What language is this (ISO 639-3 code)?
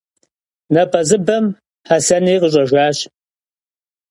kbd